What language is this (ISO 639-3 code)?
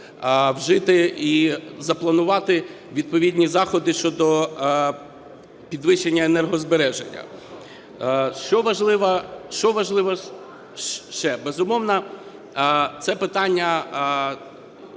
ukr